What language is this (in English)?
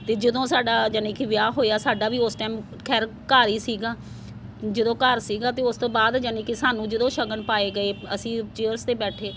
Punjabi